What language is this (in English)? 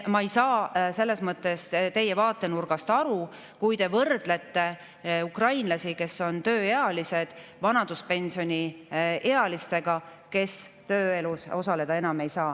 Estonian